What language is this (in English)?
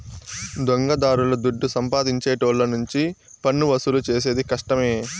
Telugu